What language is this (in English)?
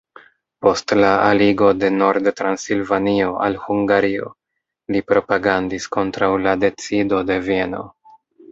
Esperanto